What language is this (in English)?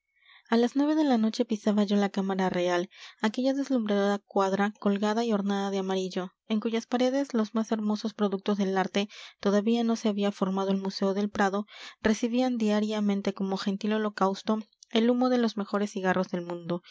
Spanish